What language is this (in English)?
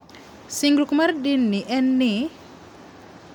Luo (Kenya and Tanzania)